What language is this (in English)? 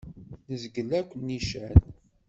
Kabyle